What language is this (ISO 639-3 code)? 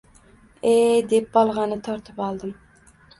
uzb